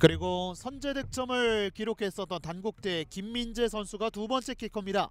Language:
Korean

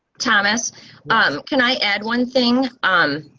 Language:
English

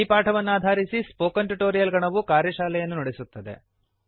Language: Kannada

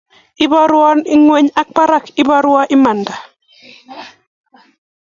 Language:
Kalenjin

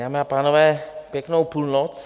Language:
Czech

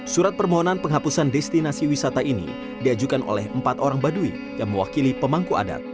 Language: Indonesian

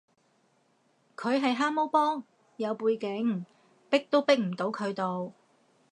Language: Cantonese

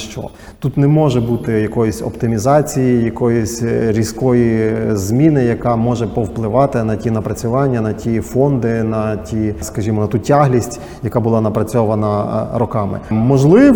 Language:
Ukrainian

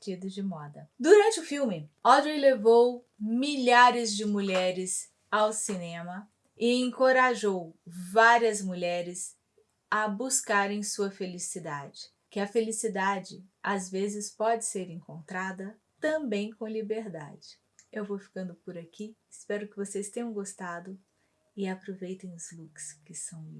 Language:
Portuguese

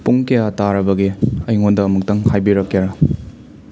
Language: Manipuri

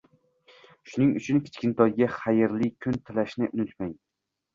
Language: Uzbek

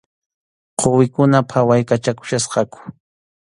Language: Arequipa-La Unión Quechua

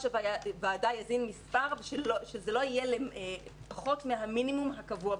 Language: Hebrew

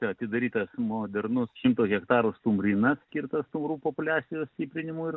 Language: Lithuanian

